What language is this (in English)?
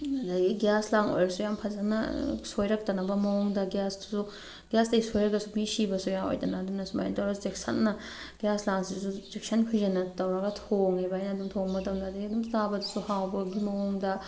Manipuri